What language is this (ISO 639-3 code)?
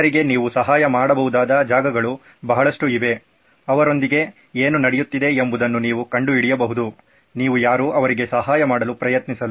kan